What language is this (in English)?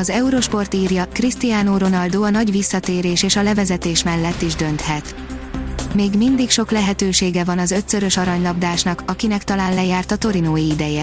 Hungarian